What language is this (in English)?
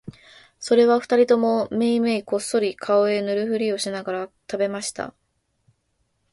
Japanese